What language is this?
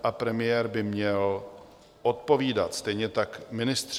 Czech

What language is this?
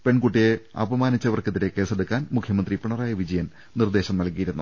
Malayalam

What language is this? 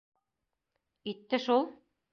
Bashkir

